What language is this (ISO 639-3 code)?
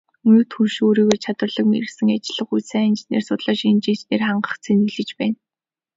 mon